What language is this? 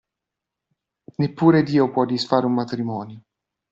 Italian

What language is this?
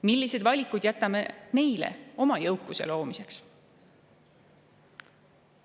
Estonian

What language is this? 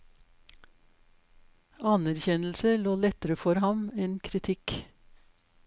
Norwegian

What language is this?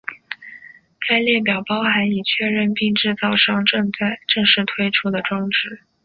Chinese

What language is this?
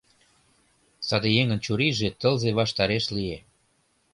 Mari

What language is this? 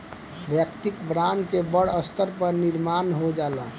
Bhojpuri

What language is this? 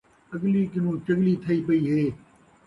Saraiki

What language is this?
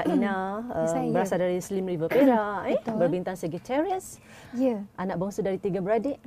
Malay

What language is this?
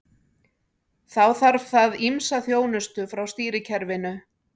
Icelandic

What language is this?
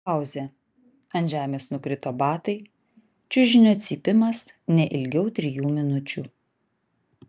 Lithuanian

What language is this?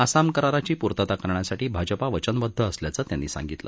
Marathi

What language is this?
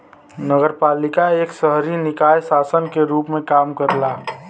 Bhojpuri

